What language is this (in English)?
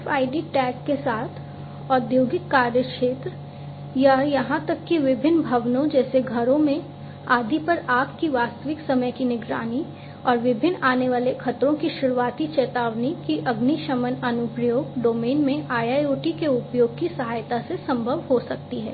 Hindi